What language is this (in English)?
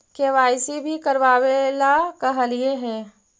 Magahi